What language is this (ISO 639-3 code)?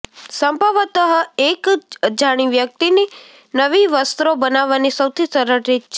guj